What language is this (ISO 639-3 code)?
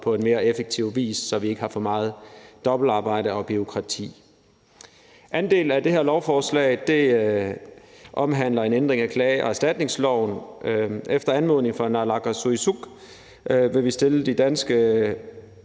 dan